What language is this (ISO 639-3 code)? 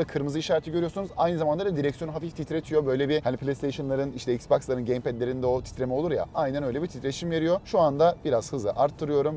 tur